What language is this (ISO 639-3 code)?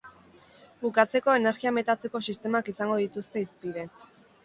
eus